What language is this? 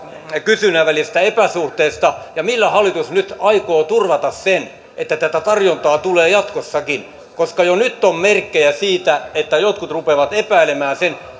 Finnish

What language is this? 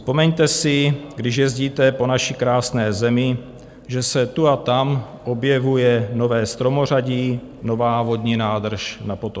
Czech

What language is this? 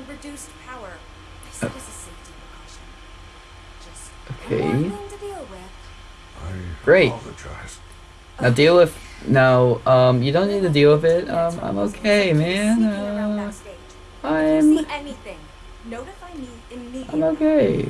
English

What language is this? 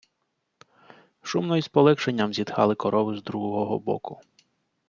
Ukrainian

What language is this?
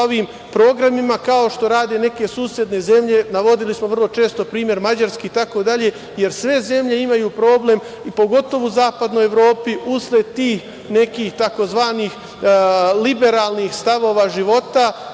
Serbian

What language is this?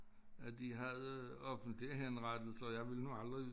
Danish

